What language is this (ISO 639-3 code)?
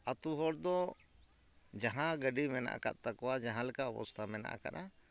sat